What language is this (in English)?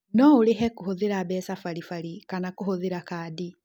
Kikuyu